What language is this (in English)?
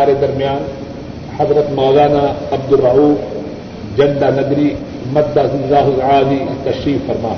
Urdu